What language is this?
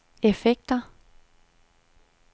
Danish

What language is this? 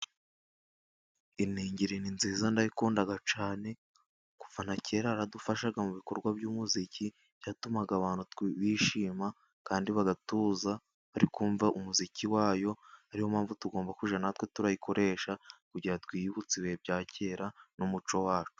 Kinyarwanda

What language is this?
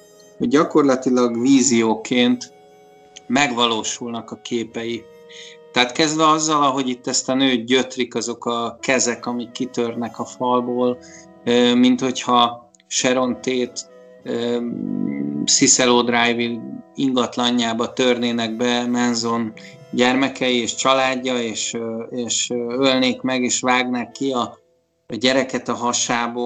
Hungarian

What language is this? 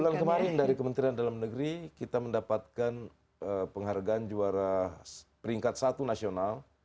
Indonesian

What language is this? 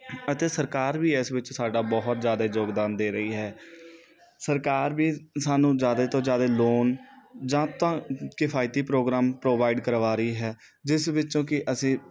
Punjabi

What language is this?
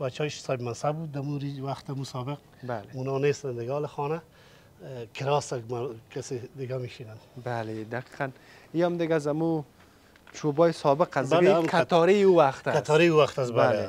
Persian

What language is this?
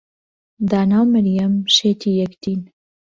Central Kurdish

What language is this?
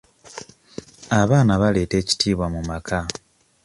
Ganda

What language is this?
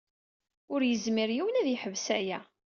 Kabyle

